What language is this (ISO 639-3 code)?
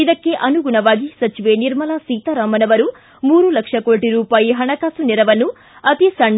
kan